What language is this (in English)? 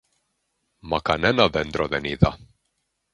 Greek